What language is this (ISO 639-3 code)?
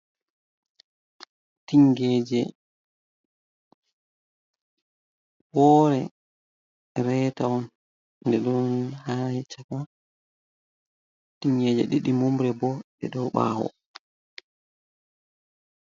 ful